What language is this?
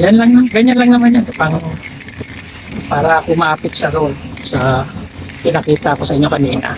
Filipino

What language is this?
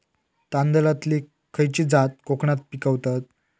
Marathi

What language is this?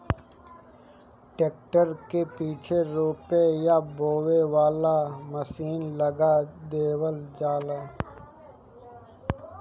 Bhojpuri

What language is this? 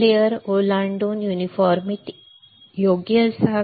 Marathi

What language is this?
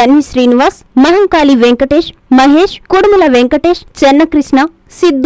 Telugu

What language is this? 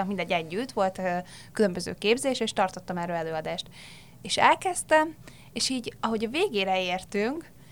Hungarian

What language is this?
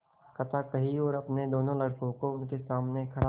Hindi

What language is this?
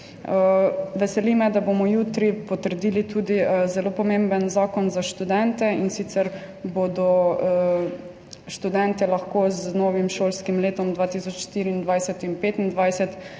Slovenian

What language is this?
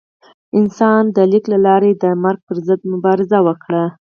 Pashto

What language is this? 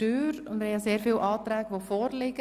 Swiss German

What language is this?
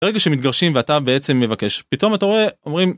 Hebrew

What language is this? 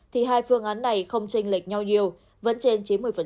Vietnamese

